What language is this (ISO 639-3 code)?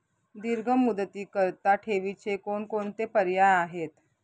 mar